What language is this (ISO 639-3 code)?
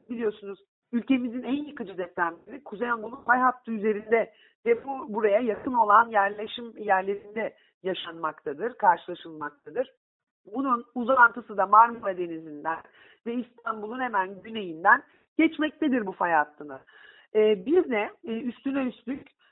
tur